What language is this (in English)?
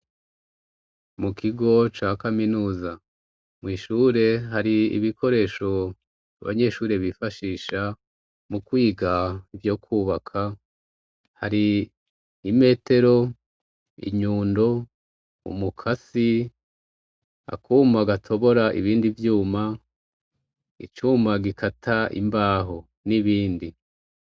Rundi